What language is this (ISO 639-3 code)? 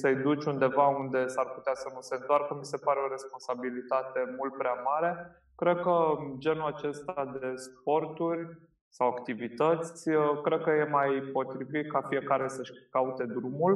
ron